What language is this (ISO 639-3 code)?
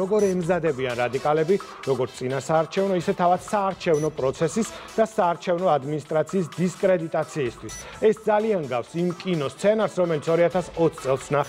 ron